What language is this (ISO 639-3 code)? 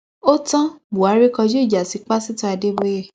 yor